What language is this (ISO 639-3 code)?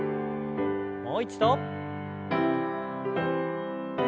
jpn